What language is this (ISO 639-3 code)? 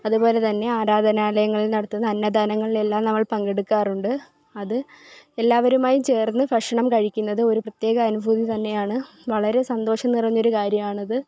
mal